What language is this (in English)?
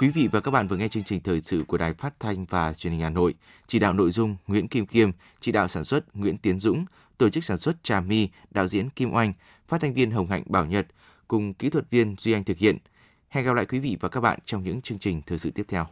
Vietnamese